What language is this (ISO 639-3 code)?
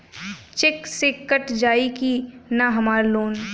bho